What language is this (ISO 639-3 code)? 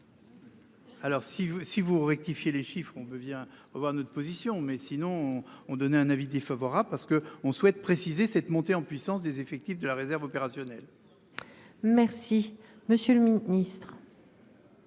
fra